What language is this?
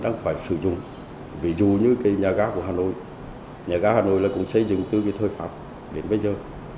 Vietnamese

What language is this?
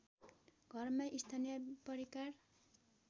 Nepali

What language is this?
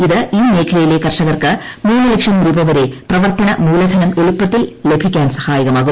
Malayalam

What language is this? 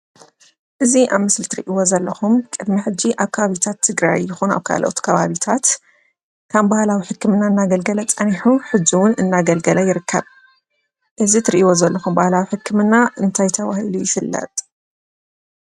Tigrinya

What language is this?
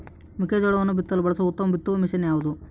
Kannada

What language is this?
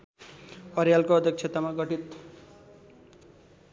Nepali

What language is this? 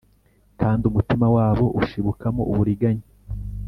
Kinyarwanda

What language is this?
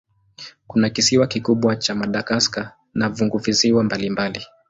Swahili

